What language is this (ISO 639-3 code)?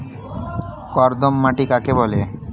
ben